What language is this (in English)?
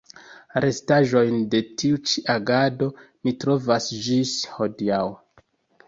Esperanto